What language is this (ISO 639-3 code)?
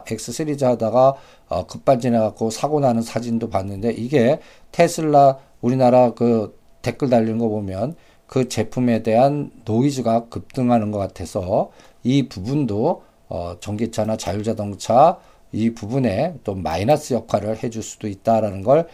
kor